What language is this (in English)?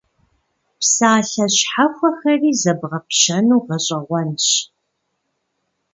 Kabardian